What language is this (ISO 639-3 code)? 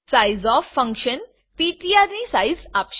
guj